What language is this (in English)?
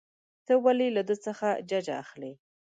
Pashto